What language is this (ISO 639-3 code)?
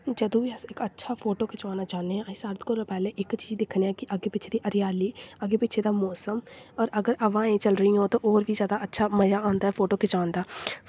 doi